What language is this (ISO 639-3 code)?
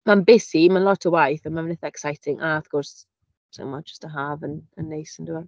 cym